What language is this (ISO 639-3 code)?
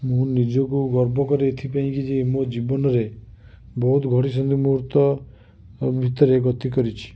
ori